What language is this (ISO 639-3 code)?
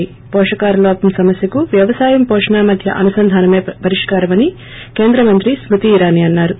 tel